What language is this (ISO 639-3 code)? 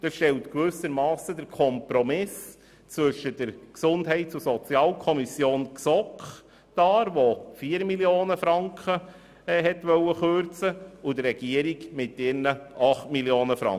gsw